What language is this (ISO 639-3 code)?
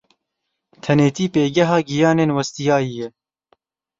kur